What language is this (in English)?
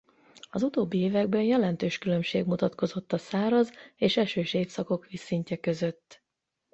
Hungarian